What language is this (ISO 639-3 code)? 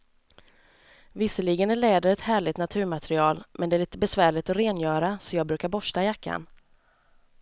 swe